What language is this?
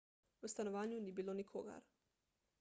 Slovenian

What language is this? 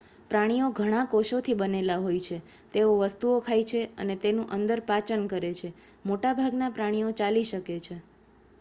Gujarati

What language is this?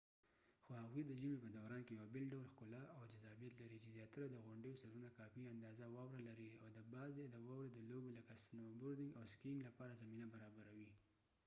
Pashto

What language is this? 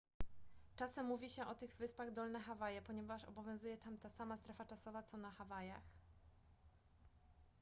Polish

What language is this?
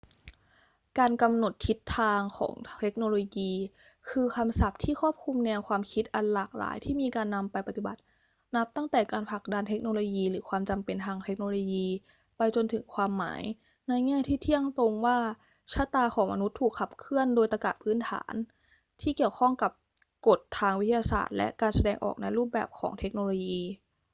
Thai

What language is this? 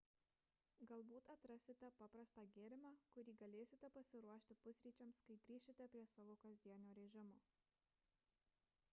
Lithuanian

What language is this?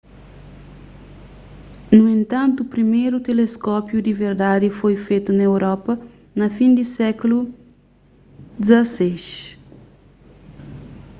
Kabuverdianu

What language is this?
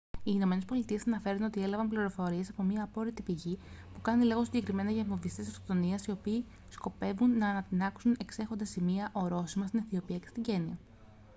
Greek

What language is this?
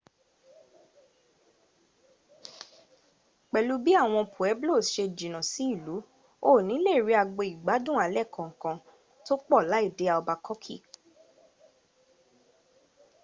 Yoruba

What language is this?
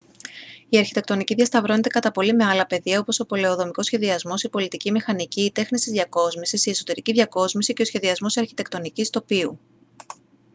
Greek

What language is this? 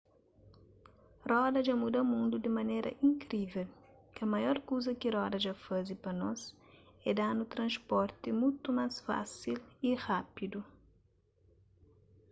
Kabuverdianu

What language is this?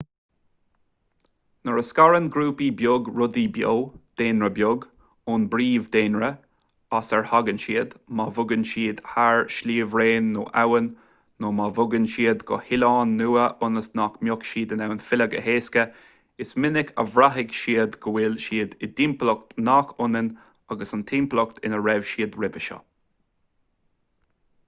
Irish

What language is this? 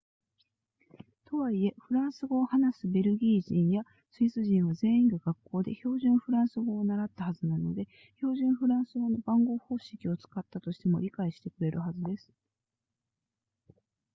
Japanese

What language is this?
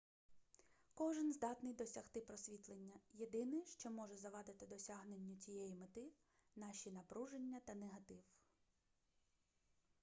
Ukrainian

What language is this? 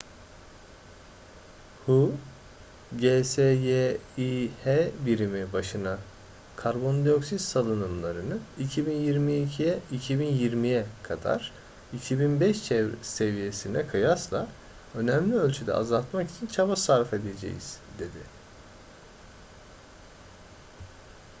Turkish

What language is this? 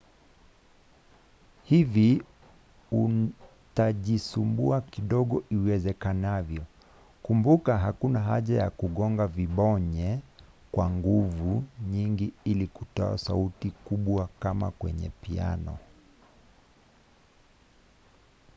Swahili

